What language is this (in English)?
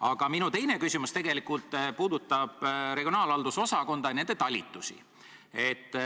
Estonian